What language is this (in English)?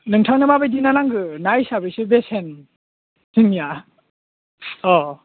Bodo